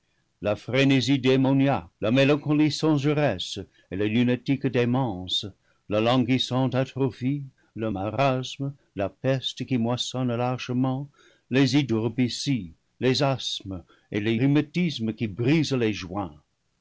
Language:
French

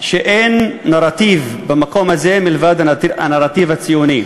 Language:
Hebrew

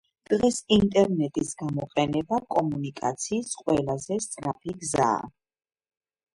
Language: Georgian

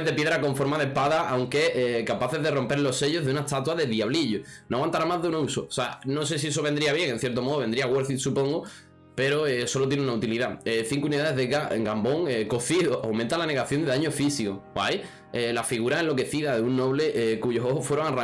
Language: Spanish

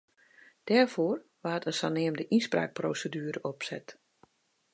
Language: Western Frisian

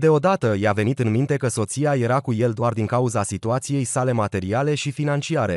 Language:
Romanian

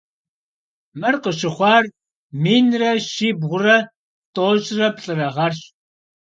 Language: Kabardian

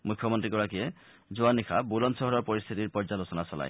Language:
Assamese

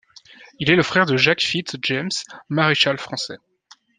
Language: French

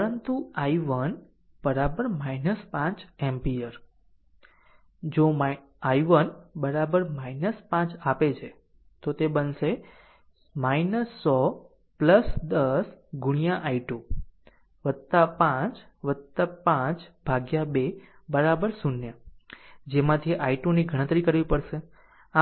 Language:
Gujarati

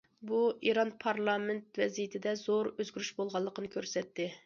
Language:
Uyghur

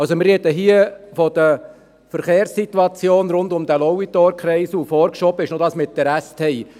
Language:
Swiss German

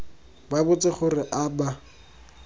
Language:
Tswana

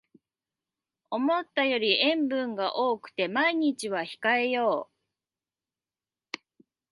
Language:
Japanese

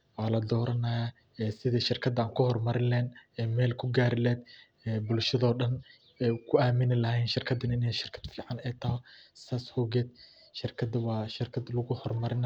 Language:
Somali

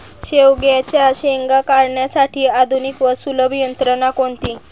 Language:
Marathi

